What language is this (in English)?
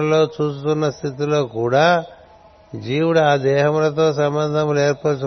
Telugu